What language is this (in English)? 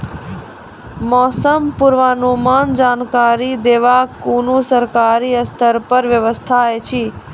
Maithili